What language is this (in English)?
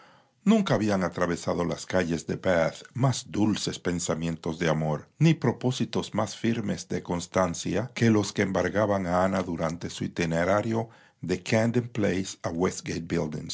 Spanish